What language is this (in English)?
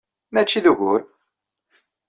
Kabyle